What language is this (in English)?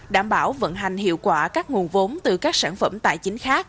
Vietnamese